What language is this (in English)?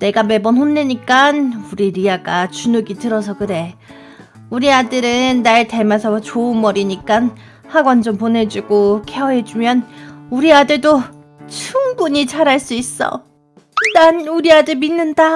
Korean